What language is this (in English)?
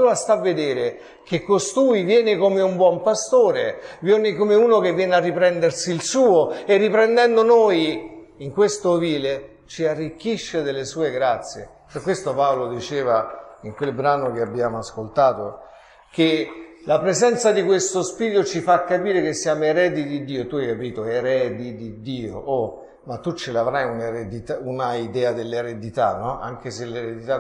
Italian